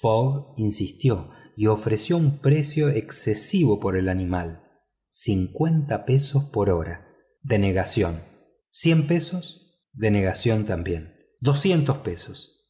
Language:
Spanish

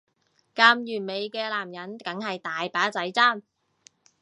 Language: Cantonese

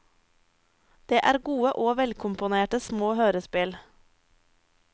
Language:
Norwegian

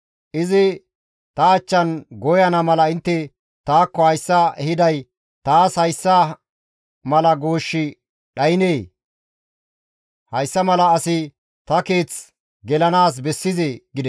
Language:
Gamo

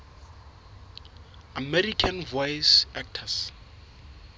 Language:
Southern Sotho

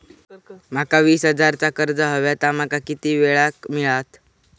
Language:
Marathi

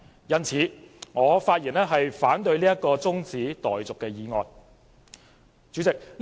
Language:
Cantonese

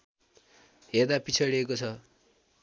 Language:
Nepali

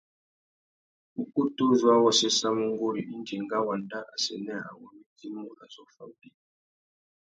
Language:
Tuki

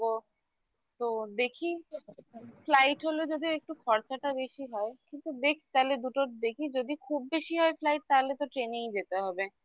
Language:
Bangla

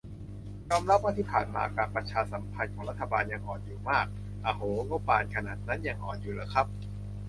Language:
Thai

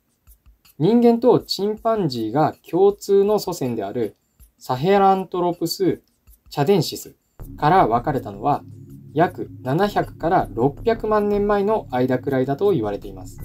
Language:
Japanese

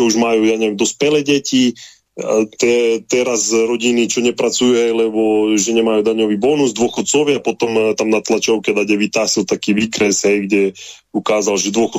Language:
Slovak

